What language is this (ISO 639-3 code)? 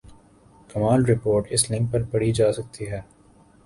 urd